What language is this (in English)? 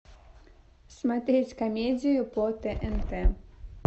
Russian